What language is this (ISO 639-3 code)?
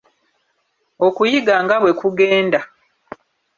lug